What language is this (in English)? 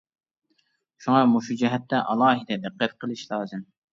Uyghur